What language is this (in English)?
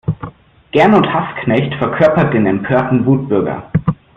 German